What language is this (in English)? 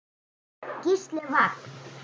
Icelandic